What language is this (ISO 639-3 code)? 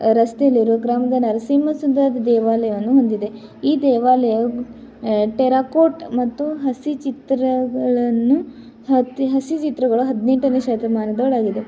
kan